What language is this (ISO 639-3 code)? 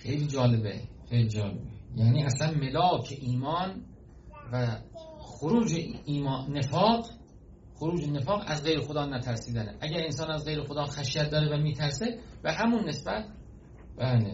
fas